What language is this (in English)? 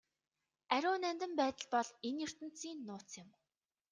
Mongolian